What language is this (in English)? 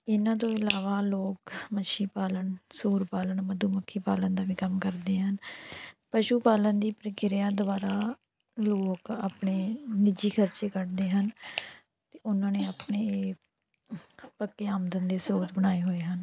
Punjabi